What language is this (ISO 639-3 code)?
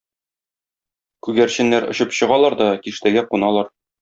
tat